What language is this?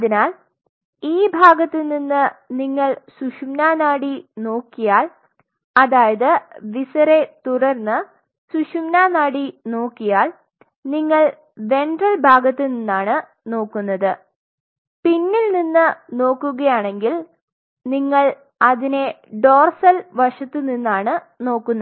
Malayalam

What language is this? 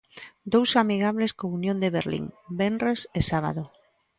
Galician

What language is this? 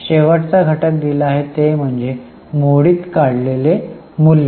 Marathi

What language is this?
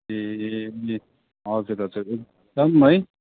Nepali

